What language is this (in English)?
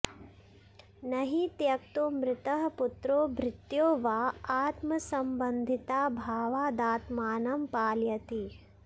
Sanskrit